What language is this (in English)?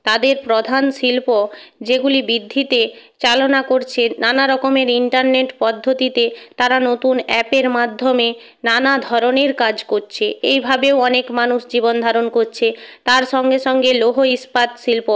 Bangla